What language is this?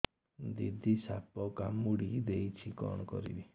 Odia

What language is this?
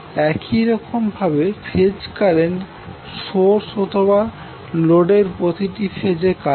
Bangla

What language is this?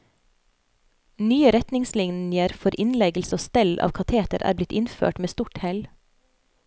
Norwegian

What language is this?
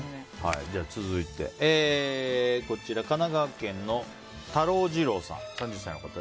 Japanese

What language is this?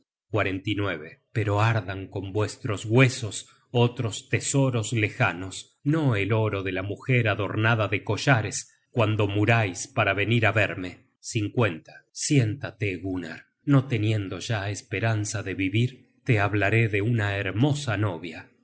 Spanish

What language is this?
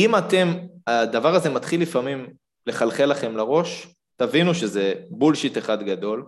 Hebrew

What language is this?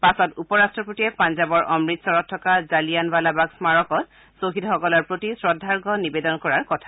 Assamese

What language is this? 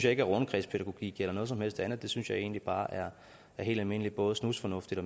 Danish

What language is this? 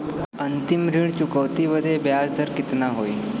Bhojpuri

